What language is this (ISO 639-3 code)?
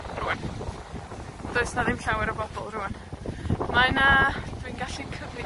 cym